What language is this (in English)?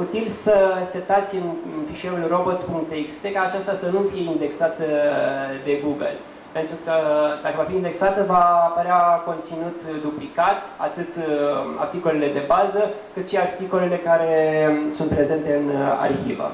Romanian